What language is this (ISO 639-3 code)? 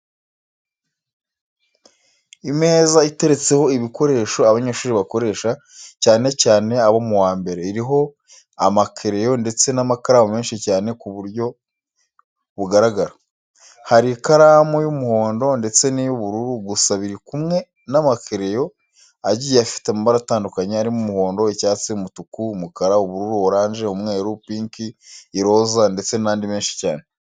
kin